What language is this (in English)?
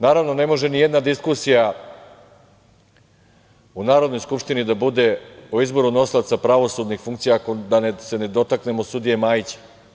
Serbian